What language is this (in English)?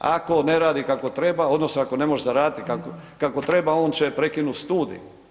Croatian